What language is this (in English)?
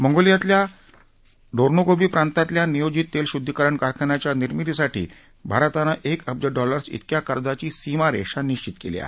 Marathi